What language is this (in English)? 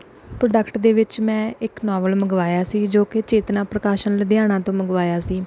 Punjabi